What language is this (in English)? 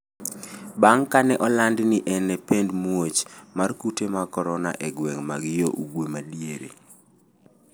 Luo (Kenya and Tanzania)